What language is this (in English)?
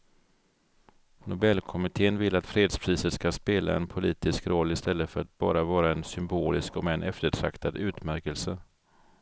Swedish